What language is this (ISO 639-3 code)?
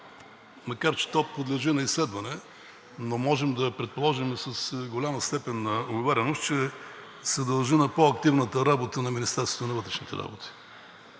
bul